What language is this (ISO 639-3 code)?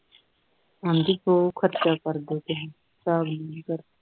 pan